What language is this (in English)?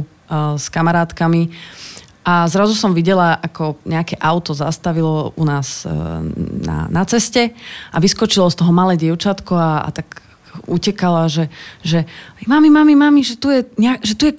Slovak